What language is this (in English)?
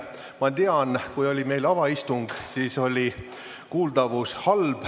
Estonian